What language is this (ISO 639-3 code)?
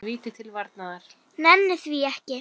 isl